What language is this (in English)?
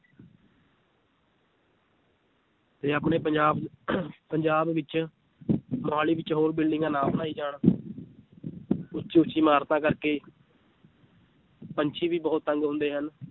Punjabi